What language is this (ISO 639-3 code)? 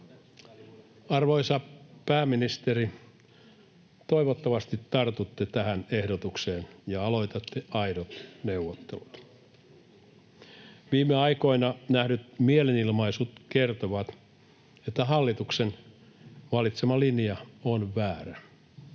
fin